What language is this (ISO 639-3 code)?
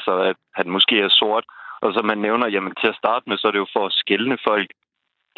dan